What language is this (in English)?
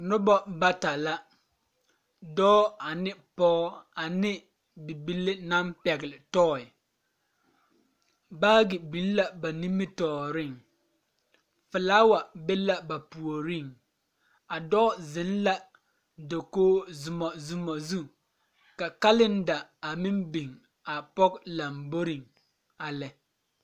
Southern Dagaare